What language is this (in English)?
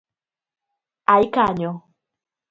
Luo (Kenya and Tanzania)